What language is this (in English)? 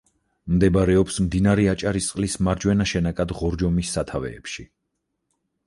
Georgian